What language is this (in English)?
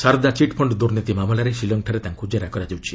Odia